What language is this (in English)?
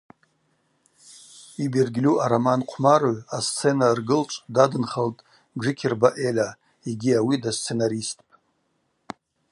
Abaza